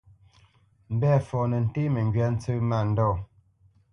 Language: Bamenyam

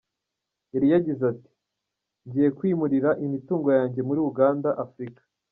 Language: Kinyarwanda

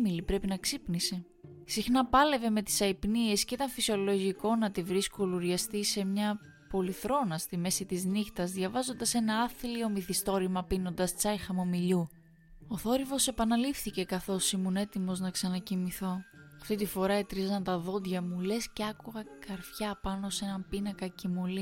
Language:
Greek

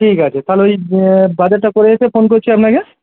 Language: Bangla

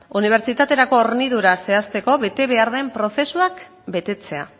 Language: Basque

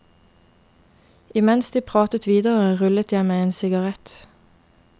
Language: Norwegian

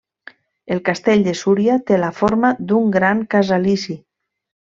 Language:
Catalan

